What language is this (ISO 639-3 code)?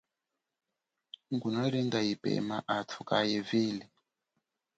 cjk